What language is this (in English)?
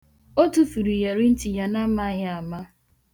Igbo